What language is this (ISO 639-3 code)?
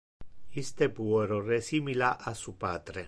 ina